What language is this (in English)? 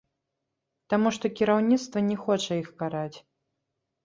Belarusian